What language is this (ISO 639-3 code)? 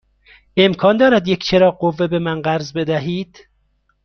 fas